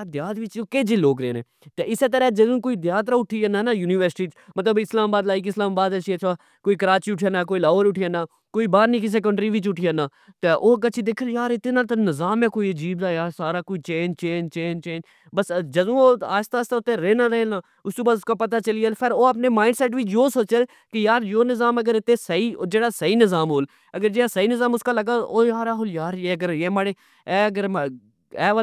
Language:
Pahari-Potwari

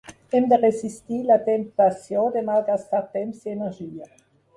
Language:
Catalan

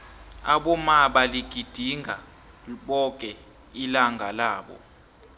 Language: South Ndebele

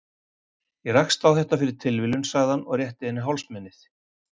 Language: Icelandic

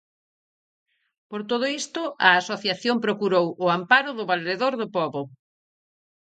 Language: Galician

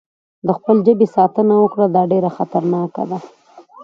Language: Pashto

